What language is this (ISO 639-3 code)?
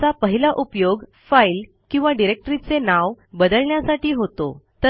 mar